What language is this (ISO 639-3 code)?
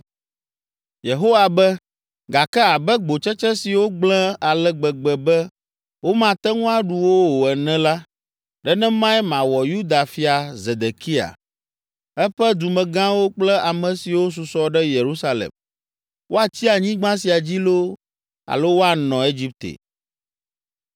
ewe